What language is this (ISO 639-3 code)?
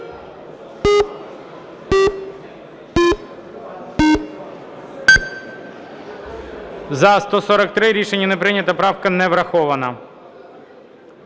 ukr